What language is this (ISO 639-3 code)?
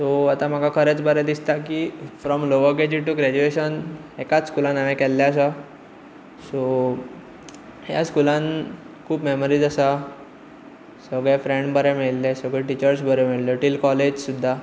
kok